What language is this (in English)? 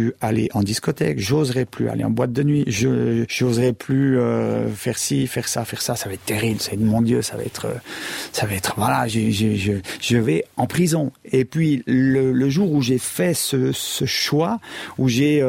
French